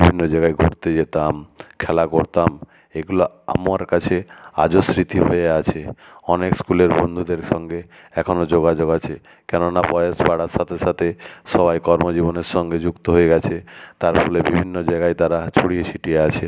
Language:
Bangla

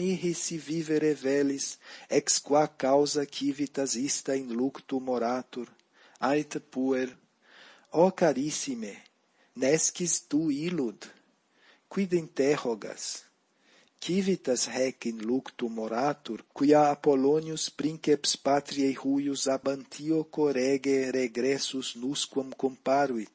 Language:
Latin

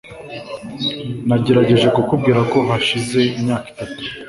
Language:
Kinyarwanda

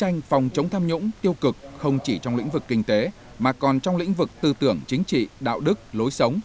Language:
Vietnamese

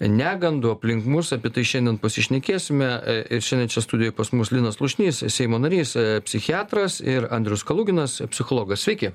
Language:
Lithuanian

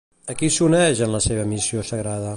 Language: Catalan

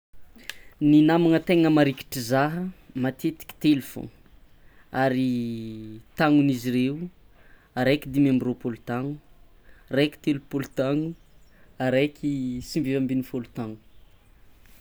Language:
Tsimihety Malagasy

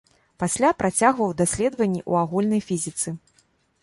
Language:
Belarusian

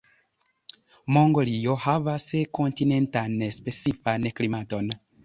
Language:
Esperanto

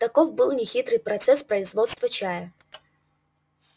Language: Russian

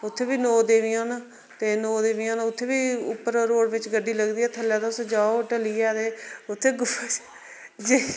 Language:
Dogri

